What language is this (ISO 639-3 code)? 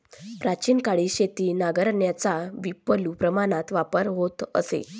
mar